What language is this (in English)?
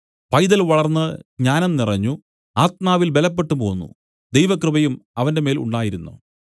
Malayalam